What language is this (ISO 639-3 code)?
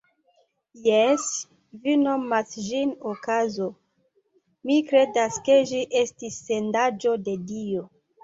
epo